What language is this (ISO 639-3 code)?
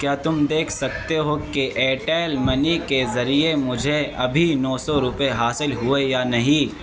urd